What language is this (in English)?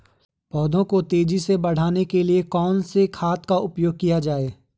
Hindi